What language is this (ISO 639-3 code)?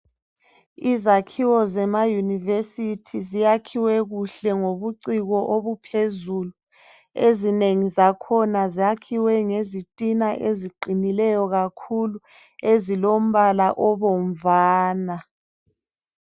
nde